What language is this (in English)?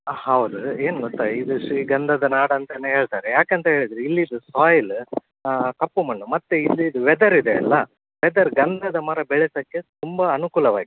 Kannada